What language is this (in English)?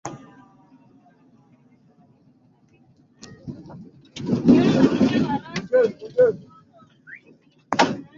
Swahili